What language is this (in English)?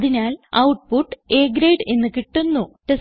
Malayalam